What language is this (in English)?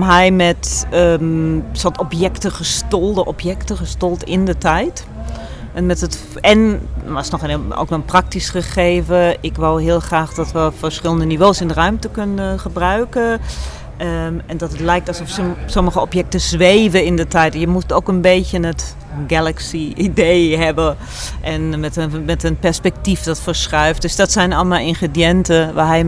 Dutch